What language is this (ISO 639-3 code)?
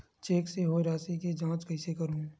hne